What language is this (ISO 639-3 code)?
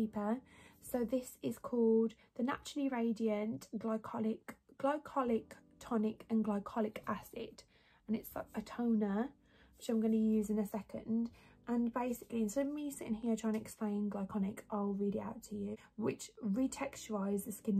eng